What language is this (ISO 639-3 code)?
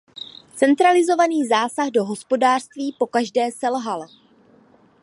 ces